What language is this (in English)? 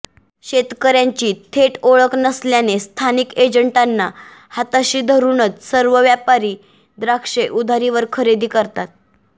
Marathi